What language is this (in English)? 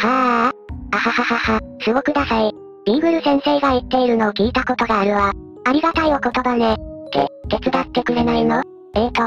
Japanese